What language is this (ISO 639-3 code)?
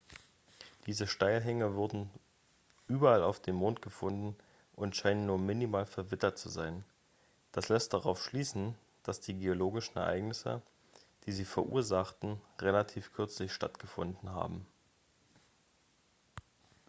deu